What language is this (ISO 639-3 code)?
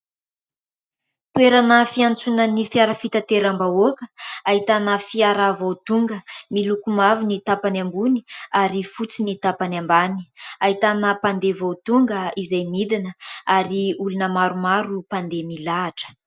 mlg